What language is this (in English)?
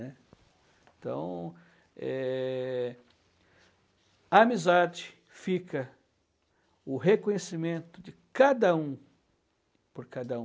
Portuguese